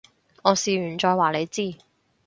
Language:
Cantonese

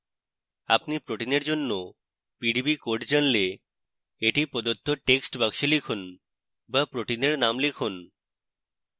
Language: Bangla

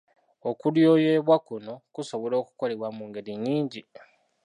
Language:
Ganda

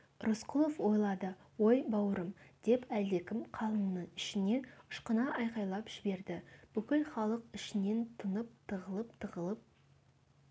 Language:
Kazakh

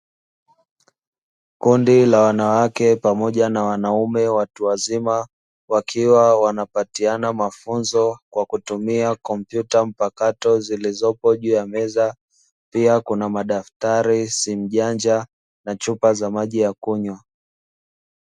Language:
Swahili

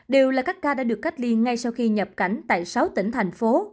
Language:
Vietnamese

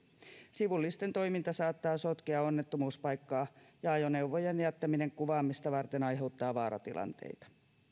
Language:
Finnish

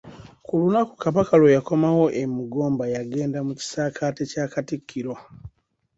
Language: Ganda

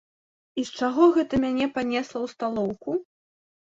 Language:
Belarusian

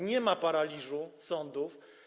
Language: Polish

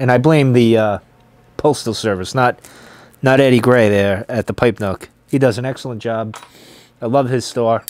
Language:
English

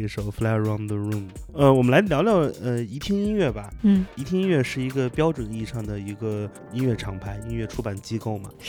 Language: Chinese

